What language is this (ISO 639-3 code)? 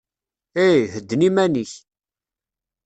kab